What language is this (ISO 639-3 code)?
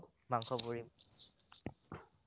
asm